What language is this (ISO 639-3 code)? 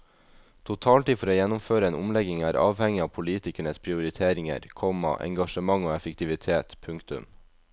nor